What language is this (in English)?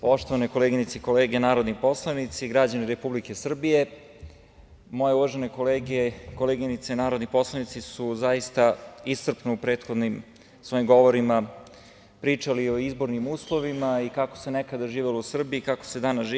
Serbian